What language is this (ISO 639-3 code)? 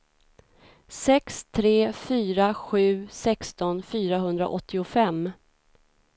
swe